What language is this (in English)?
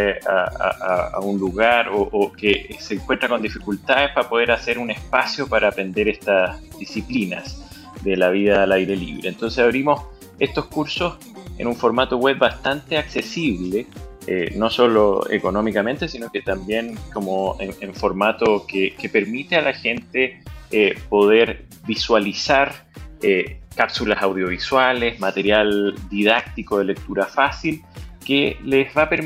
Spanish